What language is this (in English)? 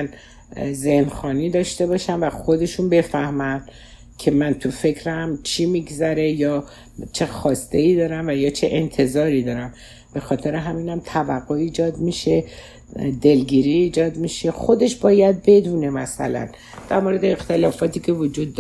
Persian